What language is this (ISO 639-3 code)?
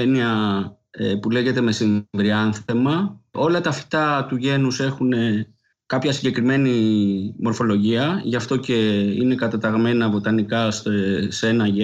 ell